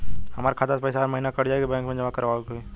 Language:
Bhojpuri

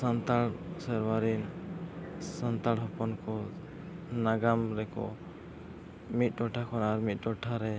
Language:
Santali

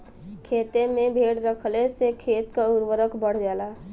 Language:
Bhojpuri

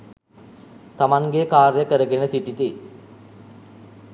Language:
Sinhala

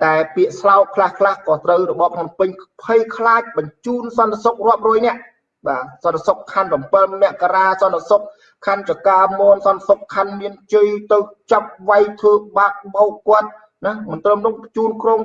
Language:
Vietnamese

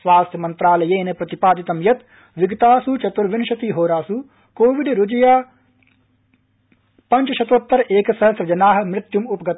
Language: Sanskrit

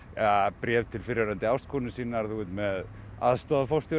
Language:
Icelandic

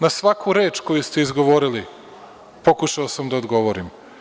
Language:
Serbian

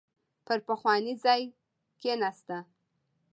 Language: Pashto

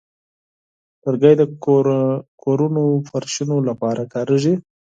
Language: Pashto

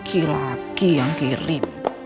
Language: Indonesian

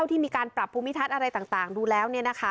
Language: Thai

